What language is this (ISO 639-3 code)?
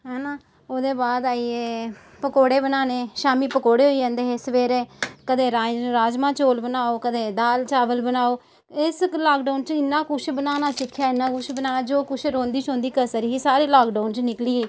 doi